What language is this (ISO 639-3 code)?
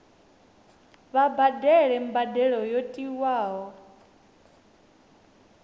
ven